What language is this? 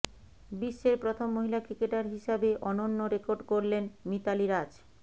Bangla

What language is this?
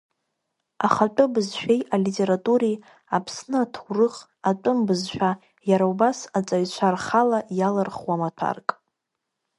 Abkhazian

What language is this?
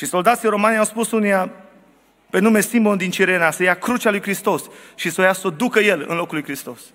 Romanian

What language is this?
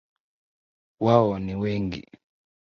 Swahili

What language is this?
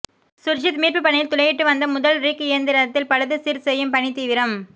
Tamil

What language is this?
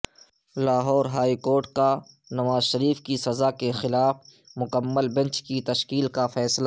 Urdu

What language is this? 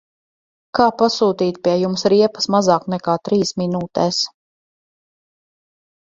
Latvian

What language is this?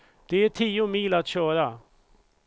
Swedish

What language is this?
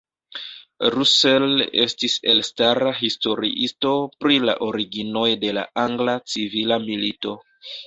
Esperanto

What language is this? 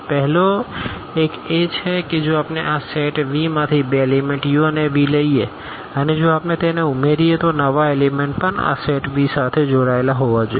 Gujarati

